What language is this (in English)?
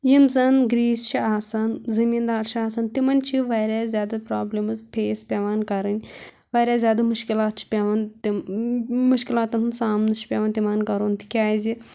Kashmiri